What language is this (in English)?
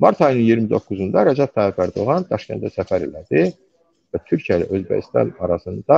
Turkish